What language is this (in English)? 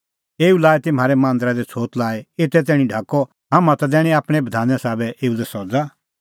Kullu Pahari